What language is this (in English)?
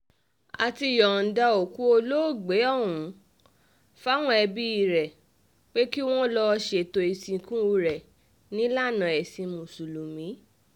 Yoruba